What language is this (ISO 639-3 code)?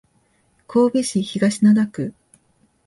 jpn